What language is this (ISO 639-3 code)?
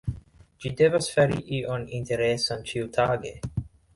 epo